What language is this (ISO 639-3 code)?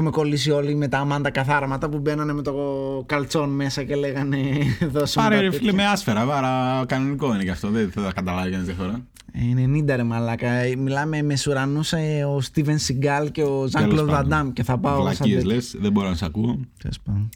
ell